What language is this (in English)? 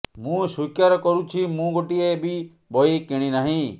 Odia